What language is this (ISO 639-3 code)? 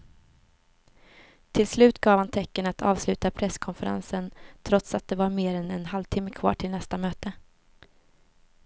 swe